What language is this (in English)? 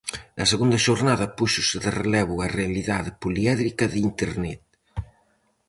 Galician